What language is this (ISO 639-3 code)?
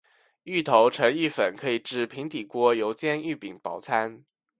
zho